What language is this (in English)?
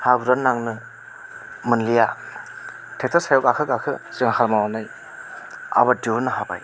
Bodo